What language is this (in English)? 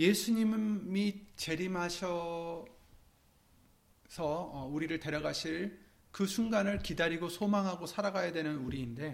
Korean